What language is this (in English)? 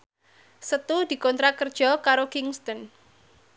Javanese